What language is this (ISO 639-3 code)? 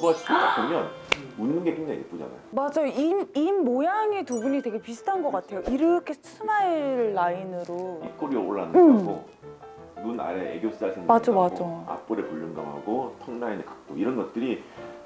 kor